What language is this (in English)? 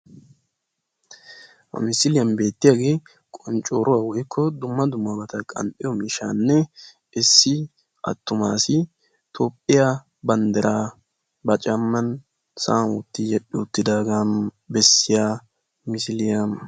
Wolaytta